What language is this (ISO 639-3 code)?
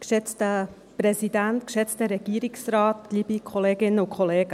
gsw